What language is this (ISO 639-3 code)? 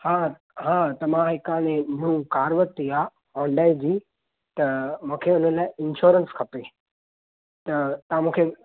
snd